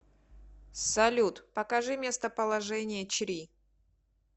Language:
Russian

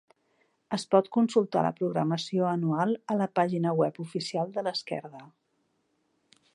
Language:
Catalan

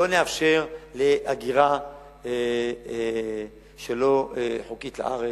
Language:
Hebrew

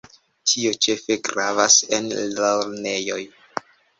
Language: Esperanto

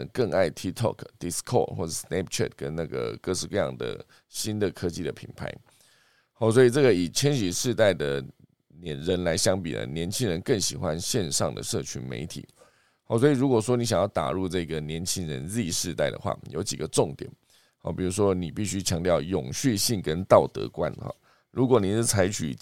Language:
Chinese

